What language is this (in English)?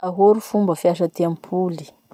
Masikoro Malagasy